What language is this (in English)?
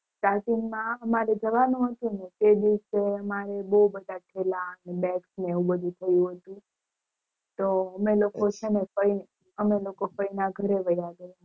Gujarati